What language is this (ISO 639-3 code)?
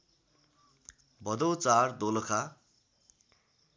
nep